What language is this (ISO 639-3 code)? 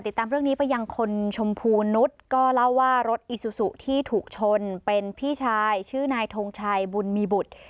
tha